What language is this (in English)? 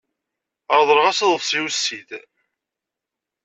Kabyle